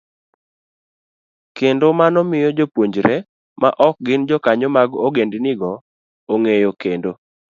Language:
Luo (Kenya and Tanzania)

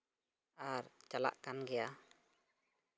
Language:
Santali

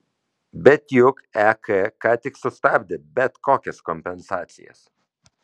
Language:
Lithuanian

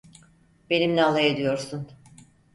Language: Turkish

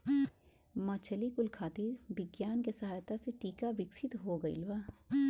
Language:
Bhojpuri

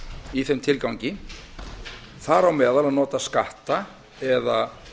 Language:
Icelandic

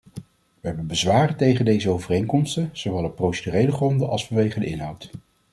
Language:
Dutch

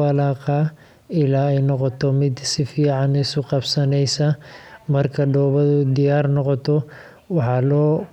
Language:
Somali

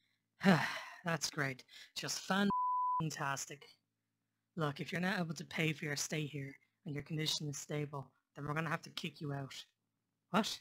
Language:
English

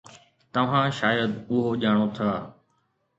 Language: Sindhi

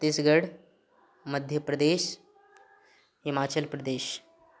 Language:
Maithili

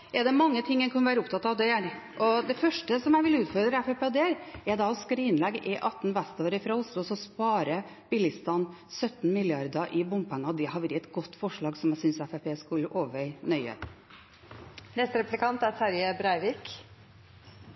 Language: Norwegian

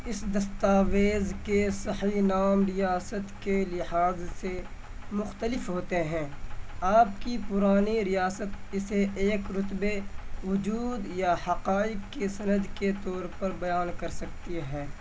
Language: Urdu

